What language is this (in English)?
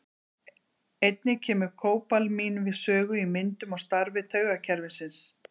Icelandic